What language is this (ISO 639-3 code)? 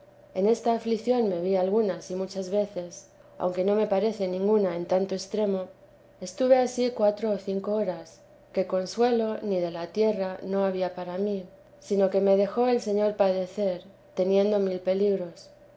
spa